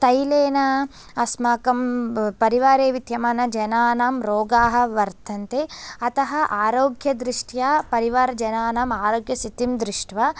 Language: Sanskrit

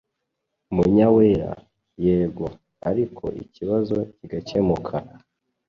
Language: Kinyarwanda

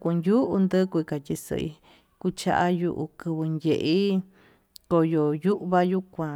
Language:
Tututepec Mixtec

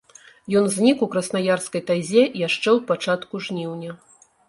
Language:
Belarusian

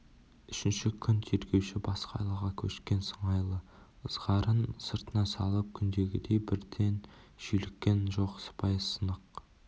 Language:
Kazakh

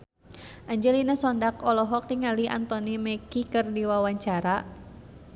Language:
Sundanese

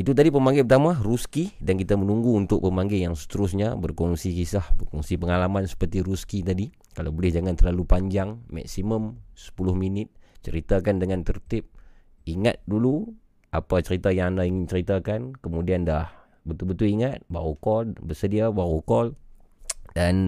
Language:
Malay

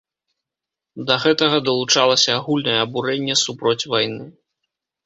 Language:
Belarusian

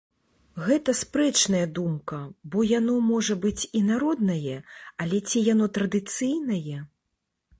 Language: Belarusian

